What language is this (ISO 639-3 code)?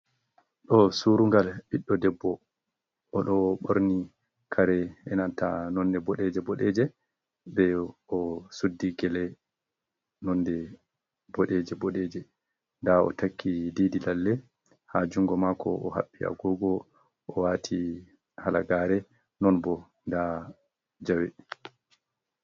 ful